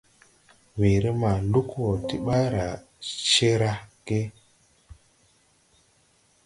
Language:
Tupuri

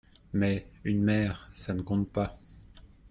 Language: French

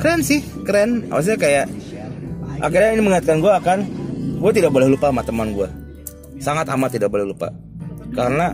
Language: Indonesian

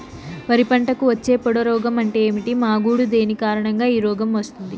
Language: Telugu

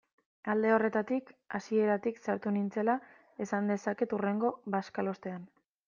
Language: Basque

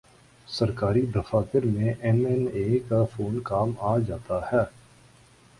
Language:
Urdu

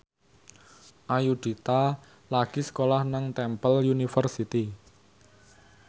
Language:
Javanese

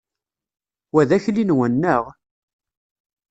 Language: Kabyle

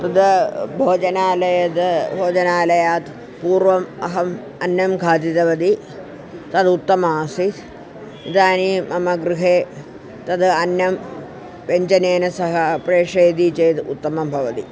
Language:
Sanskrit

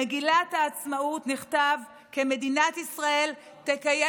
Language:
Hebrew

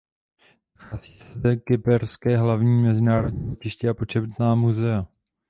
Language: Czech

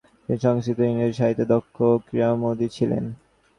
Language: Bangla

